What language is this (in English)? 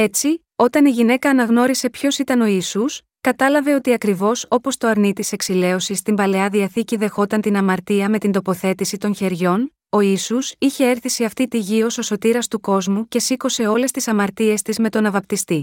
Greek